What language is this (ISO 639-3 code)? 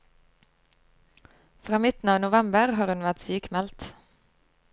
nor